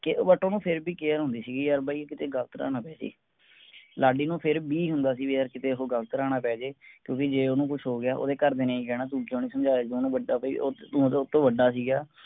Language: Punjabi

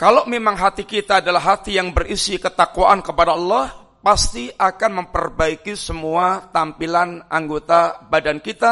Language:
Indonesian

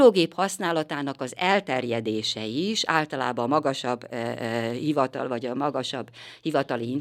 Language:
Hungarian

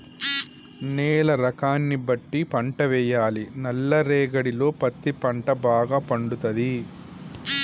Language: Telugu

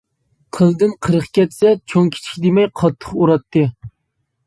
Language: Uyghur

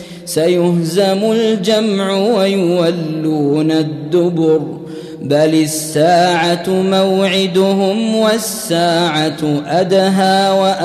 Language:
Arabic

